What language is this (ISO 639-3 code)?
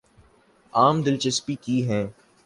urd